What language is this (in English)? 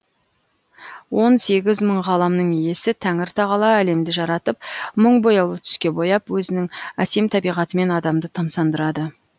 Kazakh